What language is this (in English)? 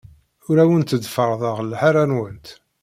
Kabyle